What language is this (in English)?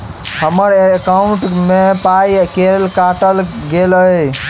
Maithili